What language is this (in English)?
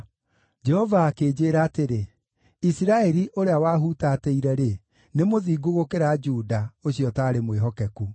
Kikuyu